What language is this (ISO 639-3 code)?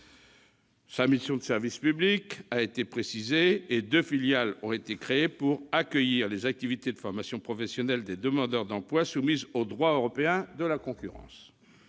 fra